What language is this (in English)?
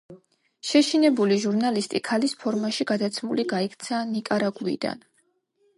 Georgian